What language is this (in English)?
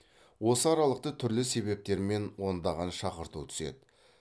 Kazakh